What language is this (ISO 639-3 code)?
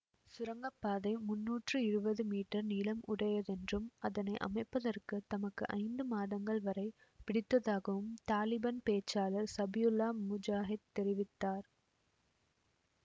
tam